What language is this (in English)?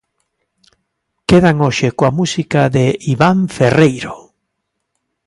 Galician